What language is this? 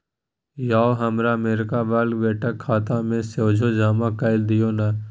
Maithili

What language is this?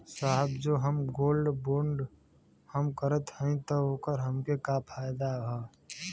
Bhojpuri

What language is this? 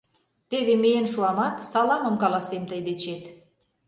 Mari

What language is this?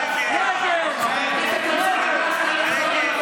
Hebrew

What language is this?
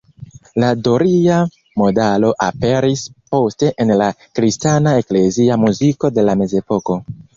Esperanto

